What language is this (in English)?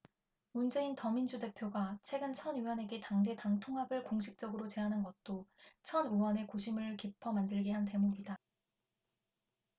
Korean